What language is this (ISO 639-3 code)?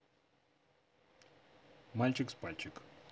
rus